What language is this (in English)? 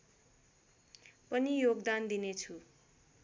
Nepali